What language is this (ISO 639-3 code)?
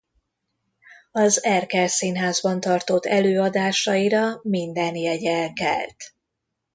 hun